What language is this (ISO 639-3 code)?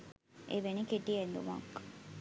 sin